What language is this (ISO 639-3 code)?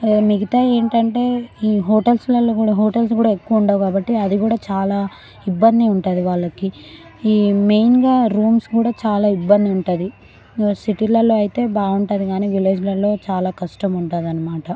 tel